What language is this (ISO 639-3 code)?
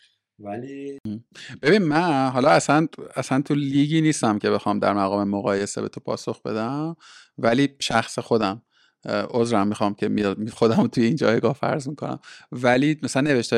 fas